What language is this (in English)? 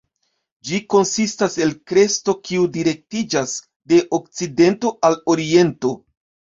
Esperanto